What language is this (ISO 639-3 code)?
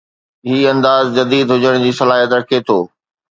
snd